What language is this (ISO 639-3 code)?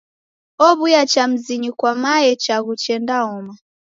dav